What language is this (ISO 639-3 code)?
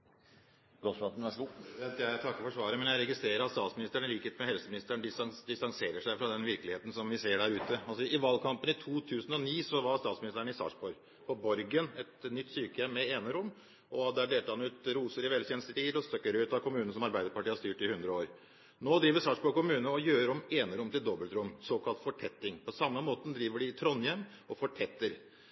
nob